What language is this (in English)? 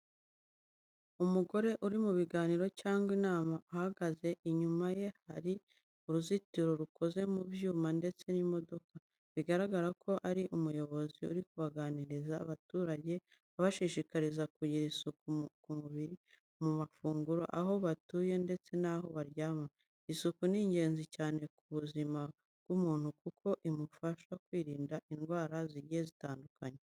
Kinyarwanda